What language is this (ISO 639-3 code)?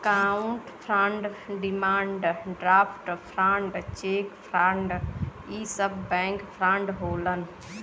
bho